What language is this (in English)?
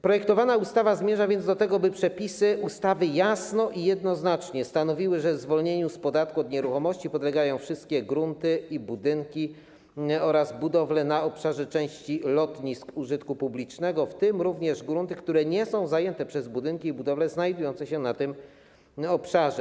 Polish